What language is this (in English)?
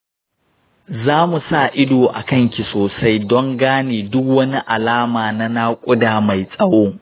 Hausa